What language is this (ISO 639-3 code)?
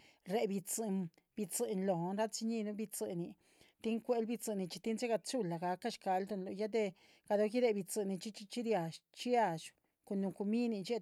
zpv